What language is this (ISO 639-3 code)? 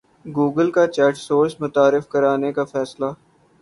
urd